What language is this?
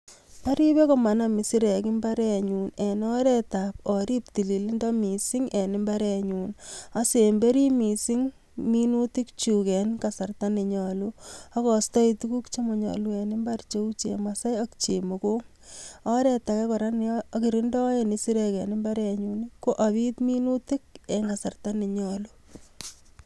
Kalenjin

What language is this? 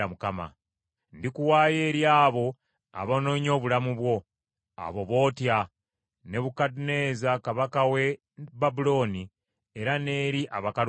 Ganda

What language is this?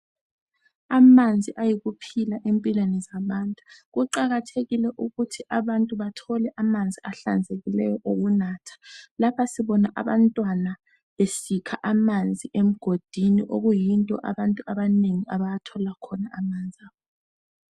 North Ndebele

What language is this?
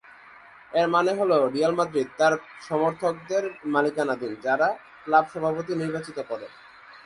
Bangla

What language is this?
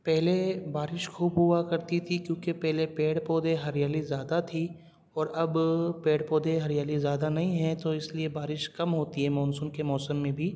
Urdu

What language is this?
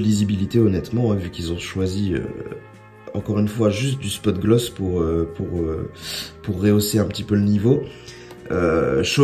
French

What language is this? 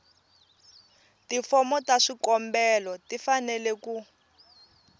Tsonga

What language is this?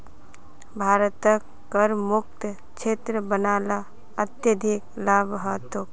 Magahi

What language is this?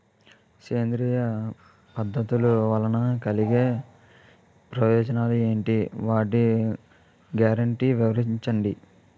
Telugu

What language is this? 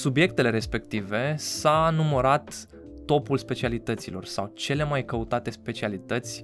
Romanian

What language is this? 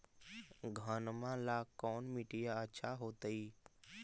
Magahi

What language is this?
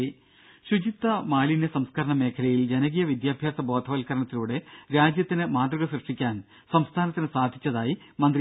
Malayalam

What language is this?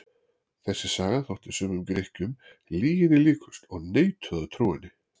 Icelandic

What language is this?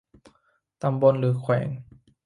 Thai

